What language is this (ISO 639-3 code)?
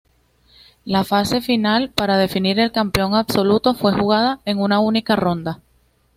spa